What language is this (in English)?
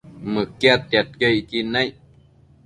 Matsés